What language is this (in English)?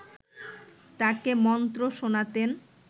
Bangla